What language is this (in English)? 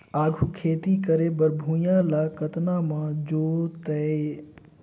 Chhattisgarhi